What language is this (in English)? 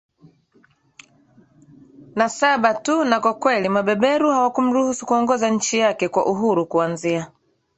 Swahili